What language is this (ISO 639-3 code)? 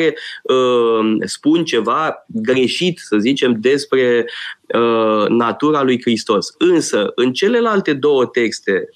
ron